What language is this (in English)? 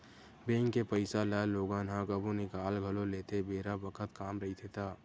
Chhattisgarhi